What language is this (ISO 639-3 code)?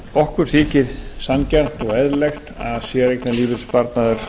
isl